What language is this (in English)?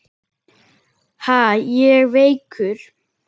Icelandic